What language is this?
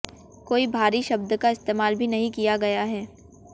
Hindi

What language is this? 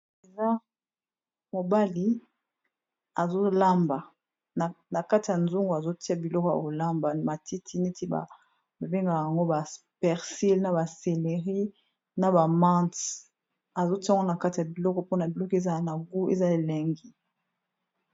Lingala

